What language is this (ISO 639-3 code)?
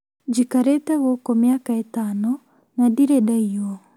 kik